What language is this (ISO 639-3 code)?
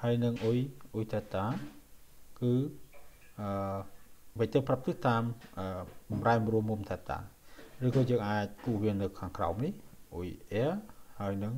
tha